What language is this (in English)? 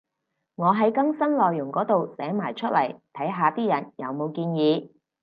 Cantonese